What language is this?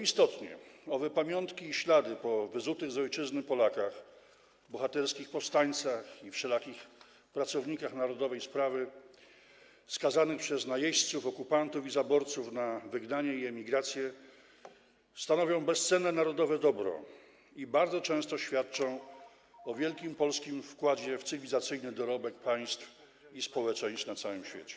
Polish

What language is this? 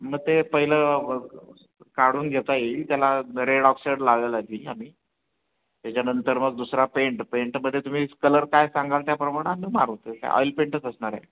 Marathi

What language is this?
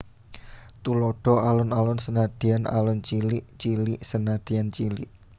Javanese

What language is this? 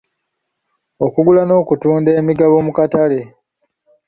Ganda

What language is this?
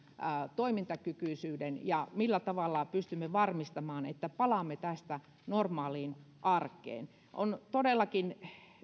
Finnish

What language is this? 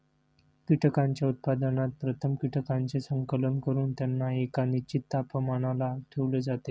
Marathi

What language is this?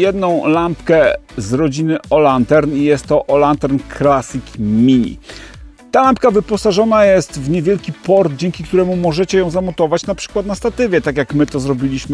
Polish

